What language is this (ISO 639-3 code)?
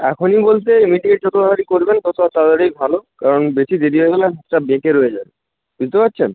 ben